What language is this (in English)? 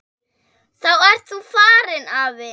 Icelandic